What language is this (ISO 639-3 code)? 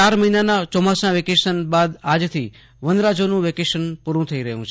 guj